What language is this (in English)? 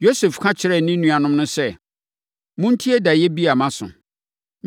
Akan